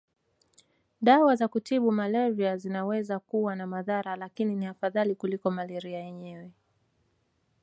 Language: Swahili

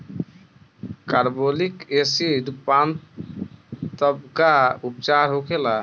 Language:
Bhojpuri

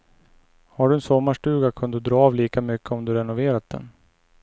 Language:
Swedish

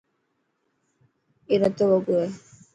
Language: Dhatki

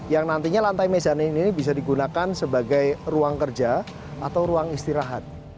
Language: Indonesian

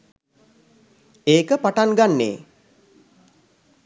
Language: Sinhala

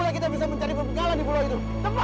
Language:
Indonesian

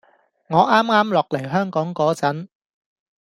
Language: Cantonese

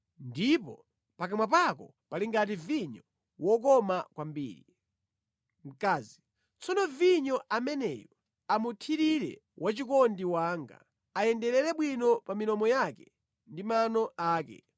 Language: Nyanja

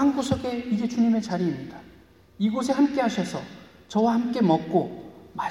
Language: Korean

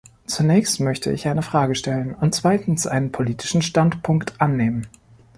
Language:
German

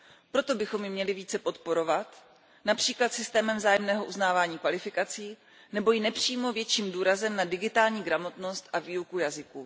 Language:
Czech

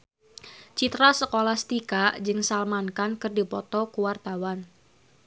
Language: Sundanese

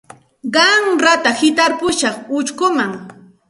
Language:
Santa Ana de Tusi Pasco Quechua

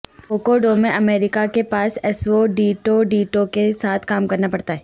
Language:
Urdu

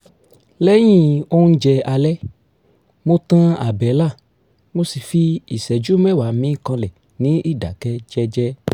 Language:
Yoruba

